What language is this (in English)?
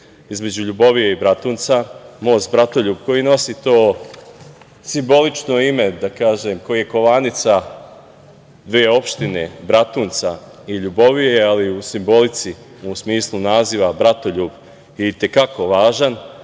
Serbian